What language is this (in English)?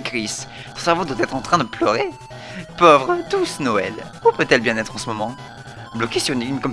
French